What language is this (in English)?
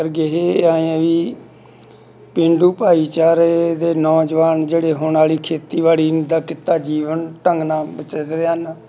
Punjabi